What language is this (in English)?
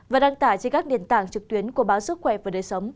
Vietnamese